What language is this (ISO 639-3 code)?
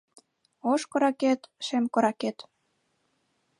chm